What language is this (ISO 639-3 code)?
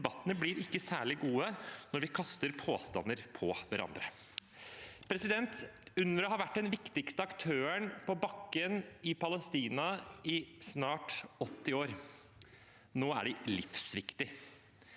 nor